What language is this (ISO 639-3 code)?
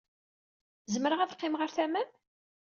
kab